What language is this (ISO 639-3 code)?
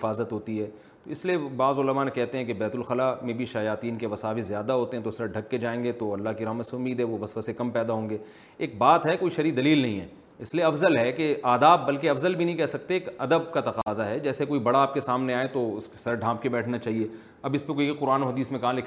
urd